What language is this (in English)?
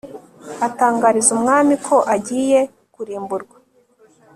Kinyarwanda